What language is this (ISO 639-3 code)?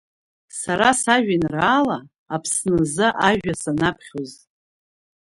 abk